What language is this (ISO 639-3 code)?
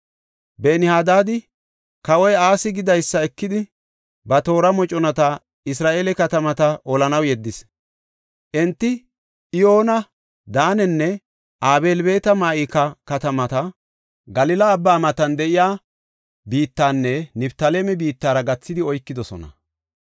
gof